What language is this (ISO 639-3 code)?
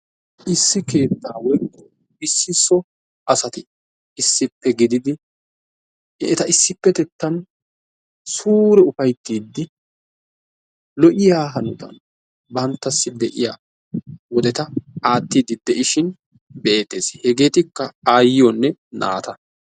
wal